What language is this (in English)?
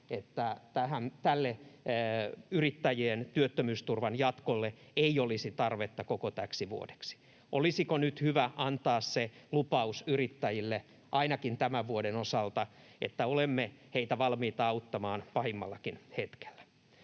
Finnish